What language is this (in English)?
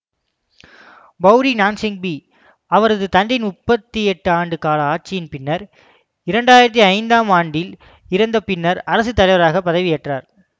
Tamil